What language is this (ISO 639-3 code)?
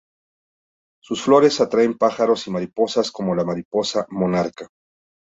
spa